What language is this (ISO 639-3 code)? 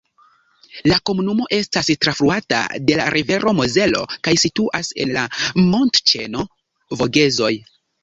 epo